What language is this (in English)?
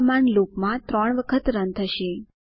Gujarati